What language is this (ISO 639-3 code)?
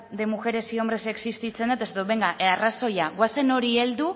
eus